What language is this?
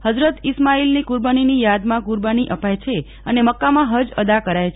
Gujarati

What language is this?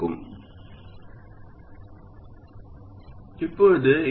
Tamil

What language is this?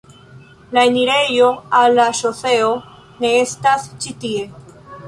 Esperanto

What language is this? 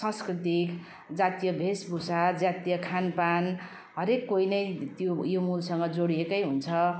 Nepali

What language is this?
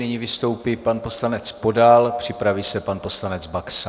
Czech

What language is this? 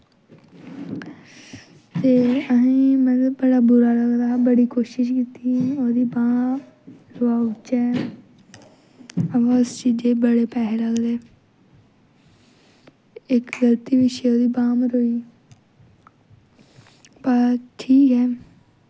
Dogri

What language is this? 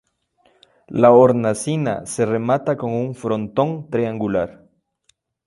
Spanish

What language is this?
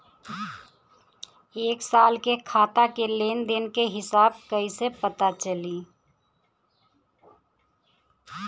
Bhojpuri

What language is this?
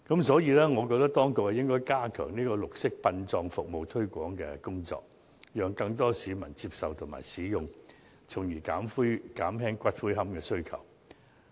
Cantonese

